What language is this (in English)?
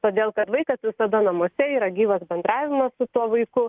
Lithuanian